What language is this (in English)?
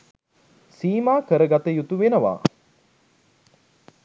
Sinhala